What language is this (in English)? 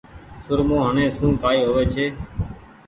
Goaria